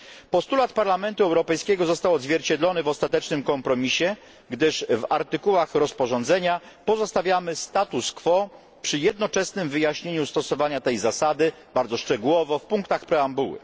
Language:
Polish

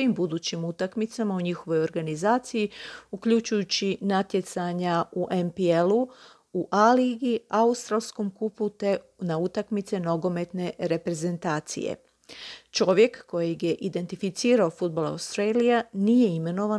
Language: Croatian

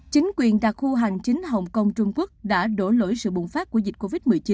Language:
Vietnamese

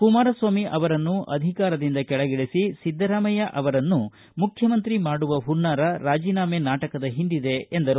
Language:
Kannada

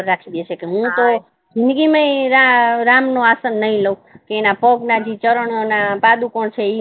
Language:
Gujarati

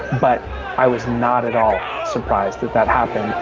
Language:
English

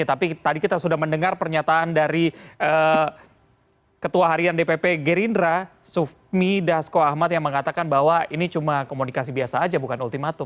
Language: Indonesian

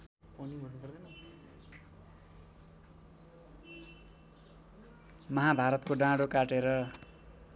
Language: Nepali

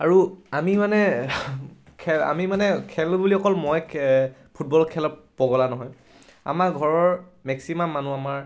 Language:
Assamese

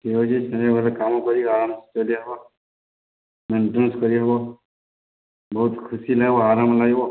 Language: Odia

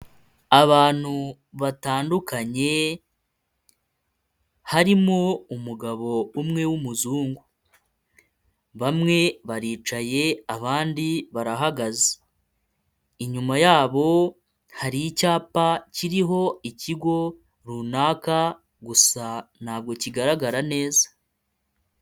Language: Kinyarwanda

